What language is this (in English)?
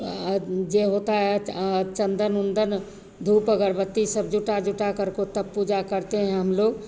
Hindi